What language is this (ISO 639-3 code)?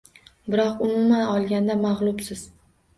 uzb